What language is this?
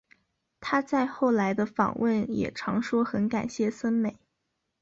Chinese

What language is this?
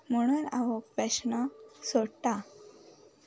Konkani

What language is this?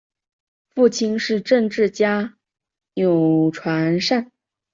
Chinese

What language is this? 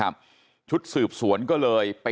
Thai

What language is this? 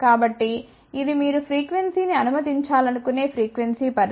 Telugu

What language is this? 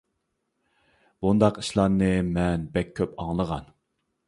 Uyghur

